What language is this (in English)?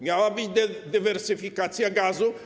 Polish